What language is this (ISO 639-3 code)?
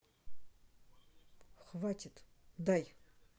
rus